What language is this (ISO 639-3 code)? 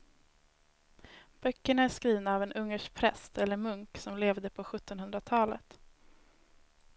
swe